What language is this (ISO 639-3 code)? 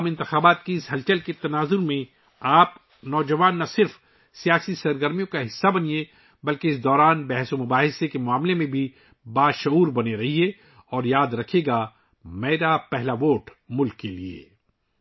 urd